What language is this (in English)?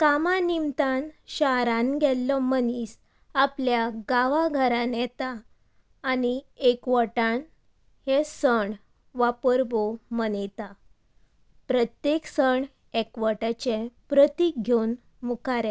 Konkani